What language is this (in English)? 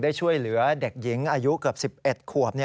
Thai